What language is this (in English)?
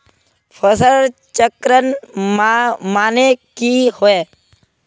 Magahi